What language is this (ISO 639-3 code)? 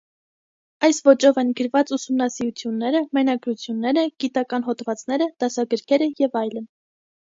hye